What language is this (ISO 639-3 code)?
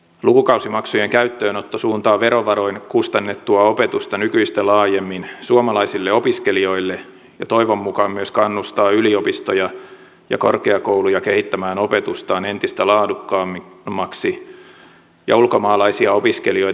fin